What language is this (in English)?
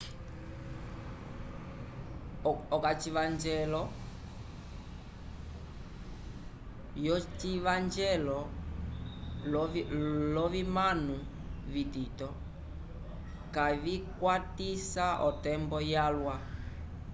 Umbundu